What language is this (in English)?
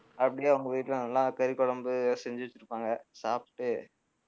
Tamil